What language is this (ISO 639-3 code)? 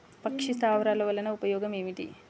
tel